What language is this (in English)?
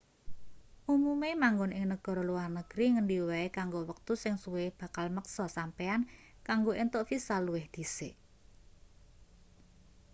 Javanese